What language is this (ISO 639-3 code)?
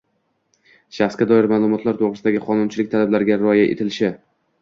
uzb